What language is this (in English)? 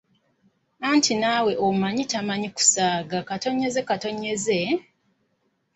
Ganda